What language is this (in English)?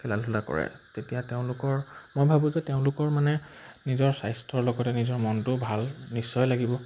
Assamese